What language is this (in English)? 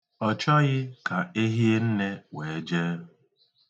Igbo